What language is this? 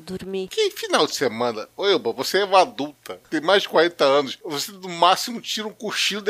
Portuguese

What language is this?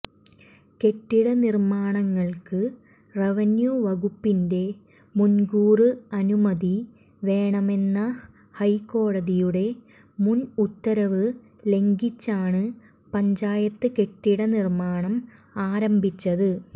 Malayalam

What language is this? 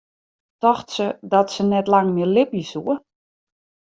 Western Frisian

